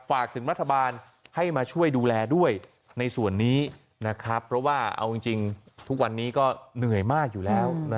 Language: Thai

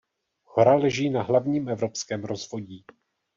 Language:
Czech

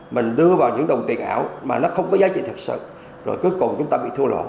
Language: Vietnamese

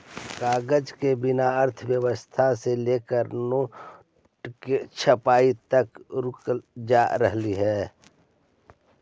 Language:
Magahi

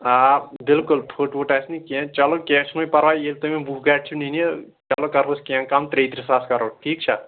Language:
Kashmiri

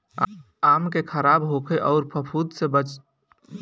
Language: Bhojpuri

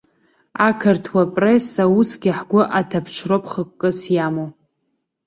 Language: Abkhazian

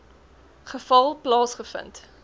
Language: Afrikaans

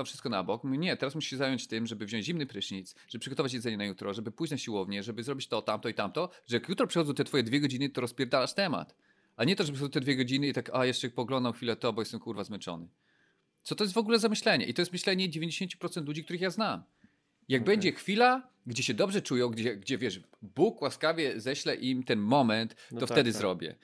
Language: Polish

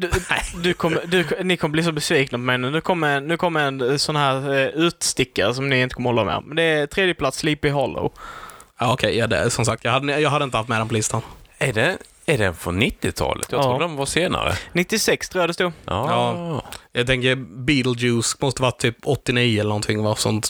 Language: Swedish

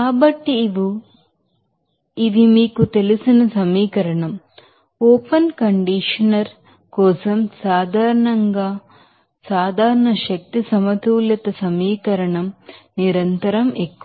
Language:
Telugu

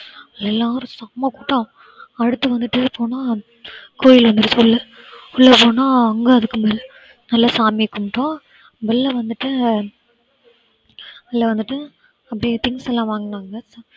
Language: Tamil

